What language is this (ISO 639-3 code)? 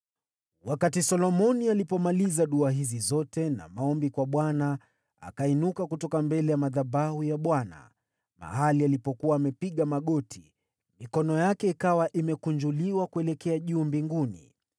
swa